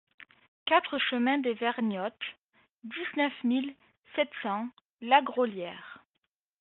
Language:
French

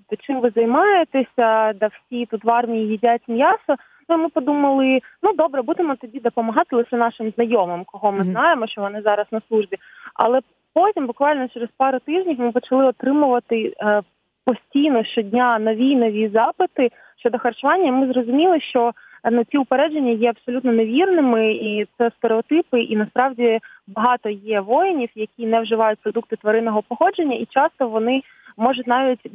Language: Ukrainian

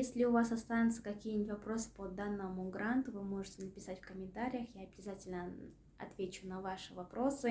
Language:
Russian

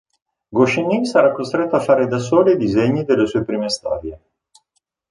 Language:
Italian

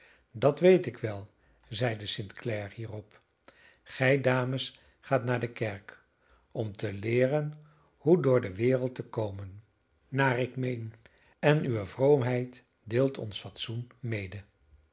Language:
Dutch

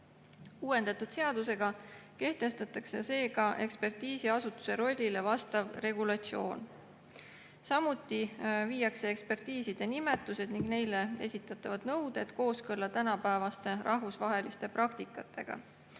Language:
Estonian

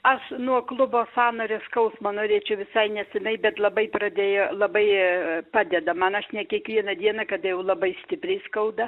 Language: Lithuanian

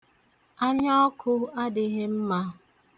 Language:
Igbo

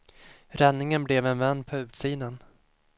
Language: Swedish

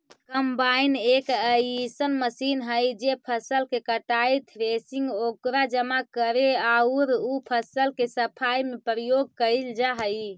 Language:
Magahi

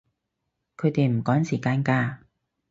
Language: Cantonese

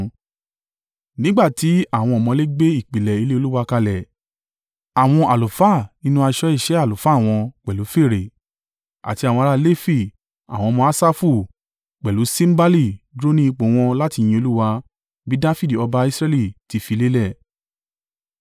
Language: Yoruba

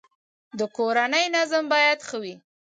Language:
Pashto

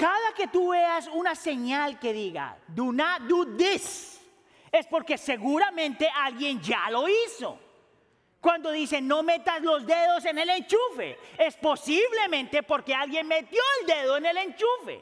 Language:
Spanish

